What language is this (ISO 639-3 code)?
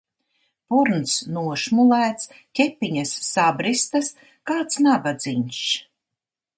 lav